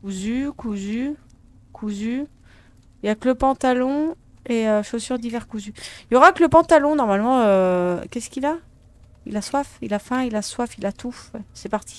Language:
French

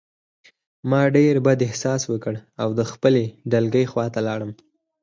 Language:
Pashto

